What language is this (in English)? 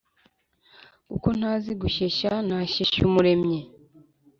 Kinyarwanda